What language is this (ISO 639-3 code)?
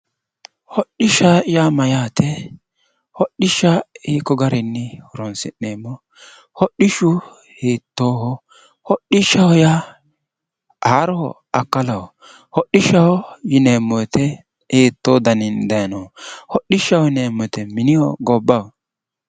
sid